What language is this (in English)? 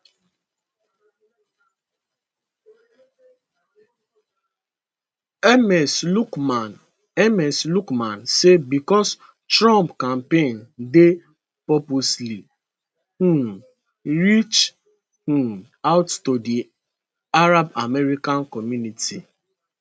Nigerian Pidgin